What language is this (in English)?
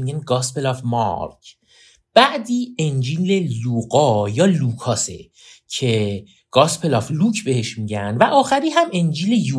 Persian